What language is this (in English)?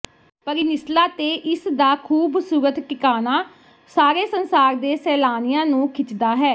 Punjabi